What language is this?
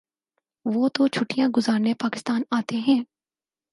Urdu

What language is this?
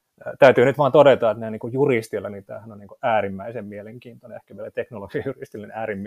Finnish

